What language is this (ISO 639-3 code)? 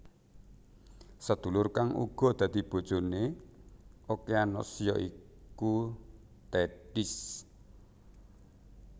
jav